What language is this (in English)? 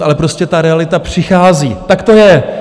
Czech